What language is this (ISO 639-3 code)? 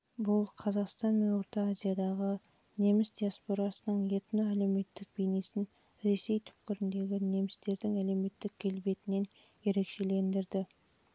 kaz